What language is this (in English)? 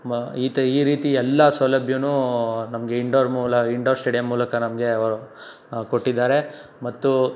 Kannada